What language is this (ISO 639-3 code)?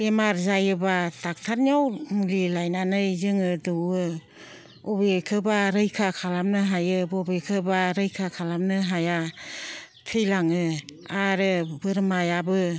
brx